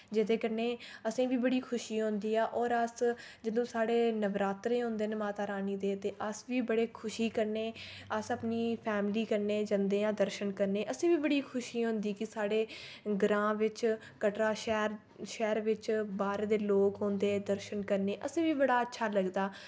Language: Dogri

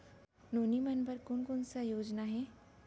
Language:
Chhattisgarhi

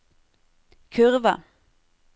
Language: Norwegian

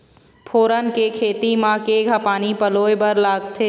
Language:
Chhattisgarhi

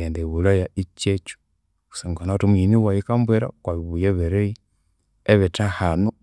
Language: Konzo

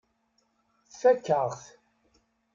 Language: Kabyle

